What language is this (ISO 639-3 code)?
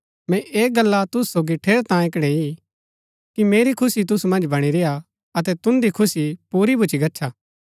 gbk